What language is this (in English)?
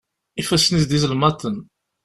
Kabyle